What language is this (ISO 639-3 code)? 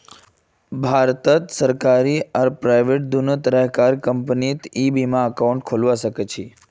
mag